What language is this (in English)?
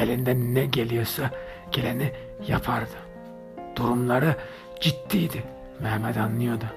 Turkish